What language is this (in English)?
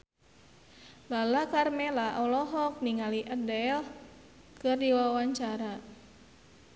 Sundanese